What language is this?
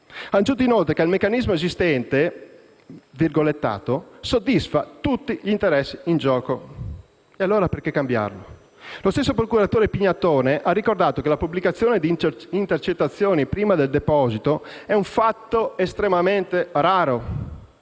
Italian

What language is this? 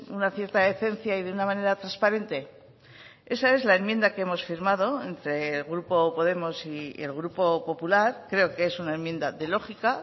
Spanish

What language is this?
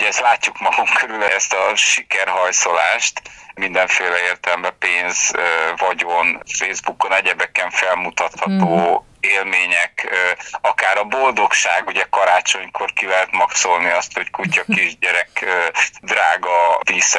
Hungarian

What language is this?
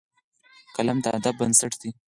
Pashto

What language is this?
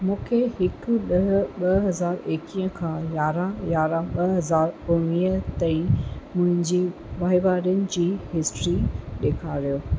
Sindhi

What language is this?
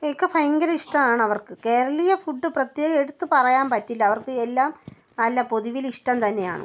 Malayalam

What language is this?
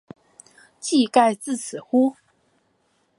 Chinese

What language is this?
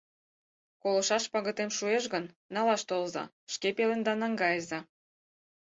Mari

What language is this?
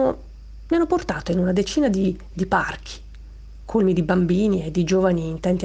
Italian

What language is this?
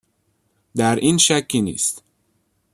Persian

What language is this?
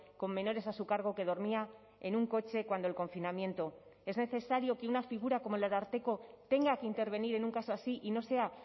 Spanish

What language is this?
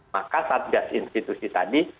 Indonesian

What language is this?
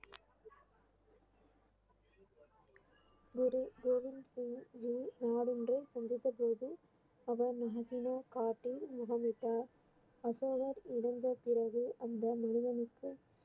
Tamil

